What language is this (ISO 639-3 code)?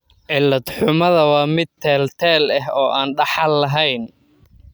som